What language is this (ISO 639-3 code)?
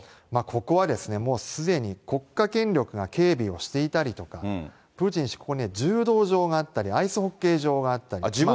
jpn